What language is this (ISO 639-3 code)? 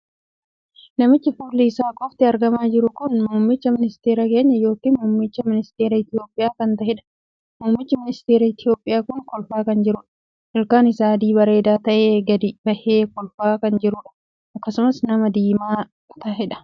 orm